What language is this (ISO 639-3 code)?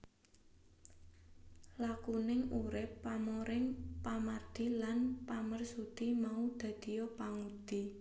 jav